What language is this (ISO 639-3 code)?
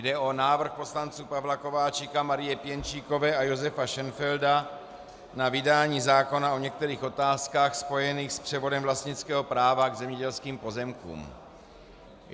ces